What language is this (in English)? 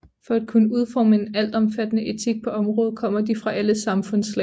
Danish